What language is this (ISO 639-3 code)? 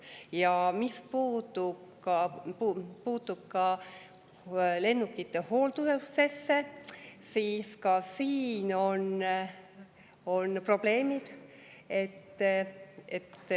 est